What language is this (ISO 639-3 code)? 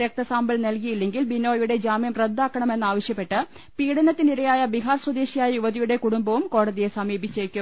mal